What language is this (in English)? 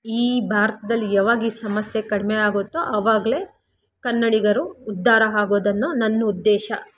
Kannada